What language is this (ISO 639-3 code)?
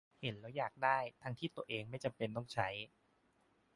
tha